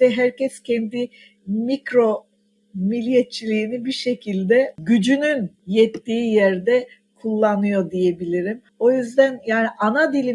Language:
Turkish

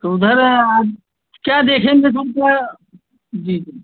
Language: Hindi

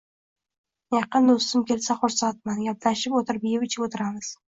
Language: Uzbek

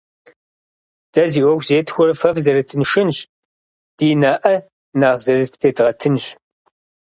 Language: Kabardian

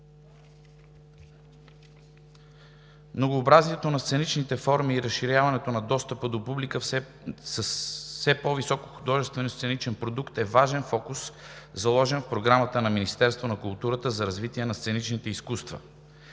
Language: Bulgarian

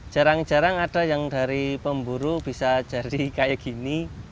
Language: Indonesian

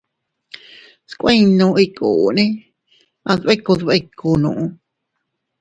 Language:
Teutila Cuicatec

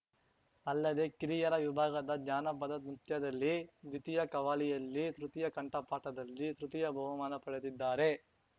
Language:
Kannada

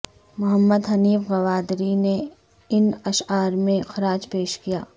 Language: Urdu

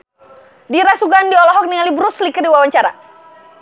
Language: Sundanese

